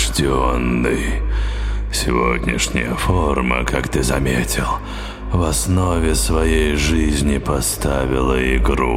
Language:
Russian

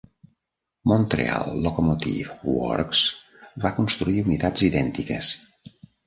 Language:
Catalan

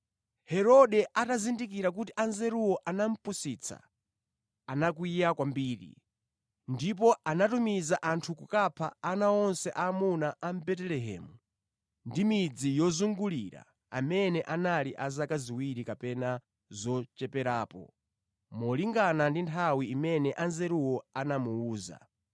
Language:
Nyanja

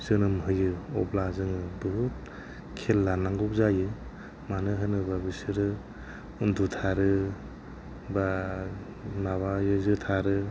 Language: Bodo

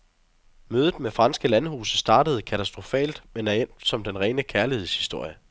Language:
Danish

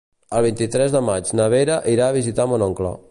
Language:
Catalan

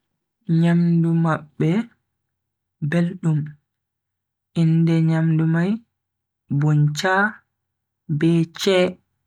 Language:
Bagirmi Fulfulde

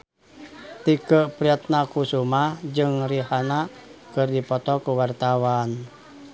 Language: Sundanese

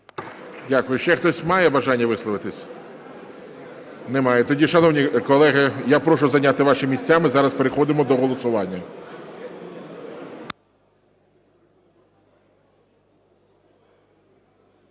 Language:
Ukrainian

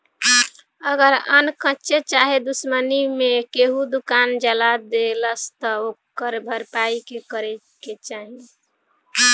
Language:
Bhojpuri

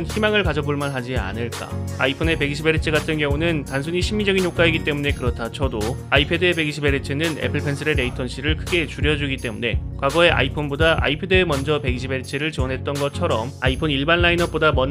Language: Korean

